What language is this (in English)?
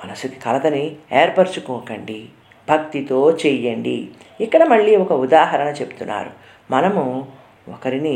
Telugu